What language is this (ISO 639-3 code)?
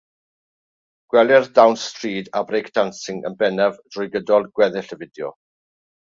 cym